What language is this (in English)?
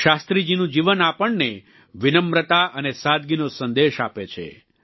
Gujarati